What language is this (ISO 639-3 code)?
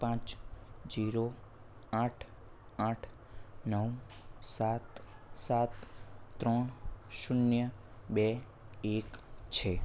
guj